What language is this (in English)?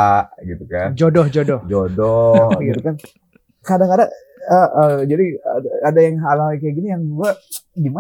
Indonesian